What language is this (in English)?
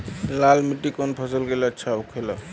Bhojpuri